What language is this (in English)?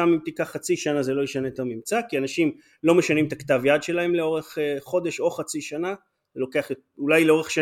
Hebrew